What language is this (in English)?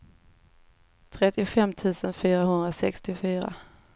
Swedish